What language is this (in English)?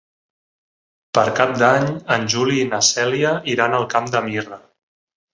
Catalan